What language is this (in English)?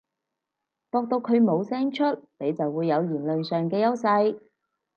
Cantonese